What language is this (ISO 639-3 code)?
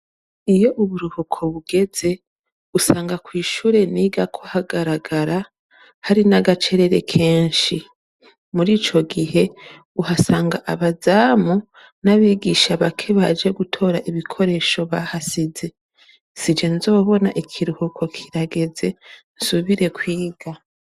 run